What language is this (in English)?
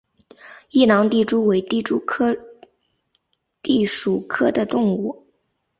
Chinese